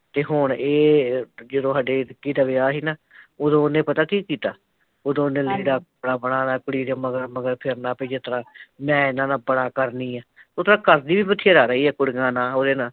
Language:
Punjabi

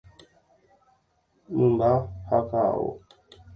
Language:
Guarani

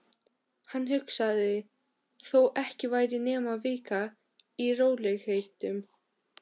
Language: Icelandic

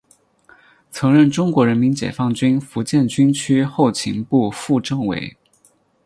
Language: Chinese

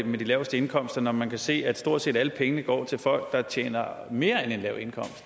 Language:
Danish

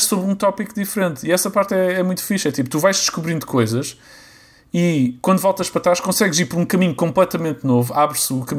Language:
Portuguese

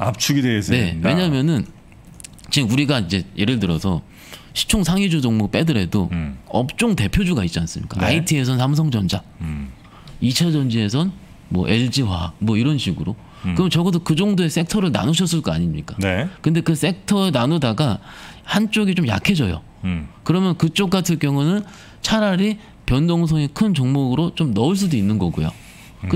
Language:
Korean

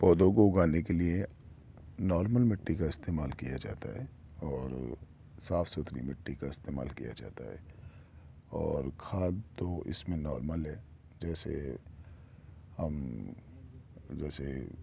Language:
Urdu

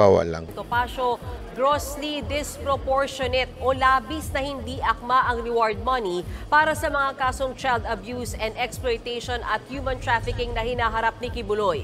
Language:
Filipino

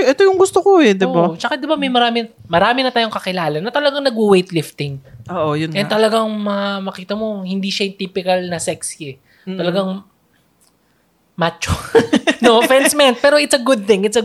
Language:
Filipino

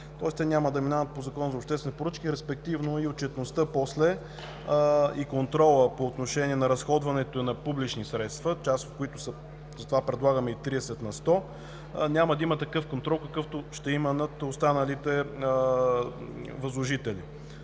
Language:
Bulgarian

